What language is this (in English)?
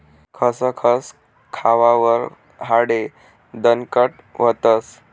Marathi